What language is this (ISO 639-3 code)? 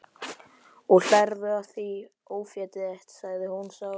isl